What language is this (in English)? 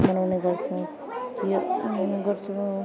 Nepali